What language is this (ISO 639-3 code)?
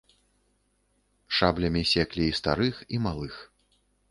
bel